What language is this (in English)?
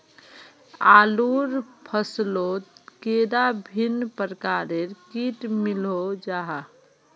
Magahi